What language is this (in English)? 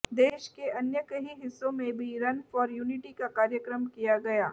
Hindi